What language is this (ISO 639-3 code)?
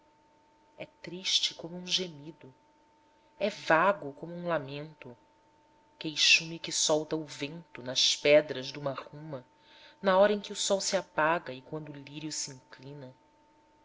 por